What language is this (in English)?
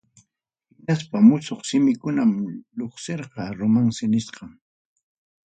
Ayacucho Quechua